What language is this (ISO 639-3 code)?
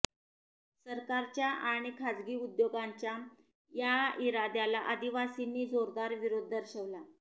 mar